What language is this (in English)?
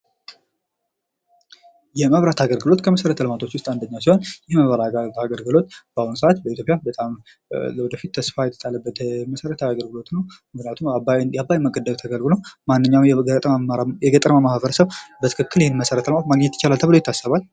Amharic